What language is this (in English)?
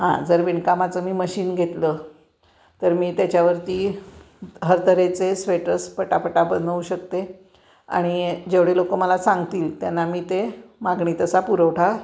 Marathi